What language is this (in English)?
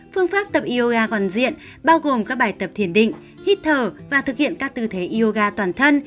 Vietnamese